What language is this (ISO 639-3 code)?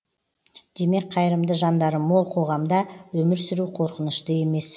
kaz